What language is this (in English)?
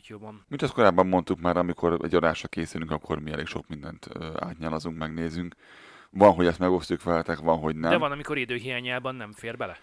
Hungarian